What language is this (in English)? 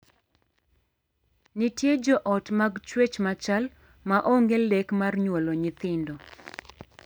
Luo (Kenya and Tanzania)